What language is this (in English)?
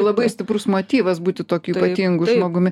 Lithuanian